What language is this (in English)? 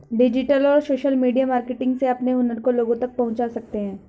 Hindi